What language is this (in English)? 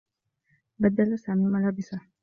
Arabic